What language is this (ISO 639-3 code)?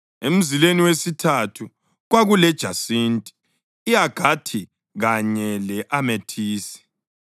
nde